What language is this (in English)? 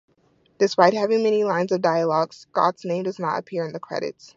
English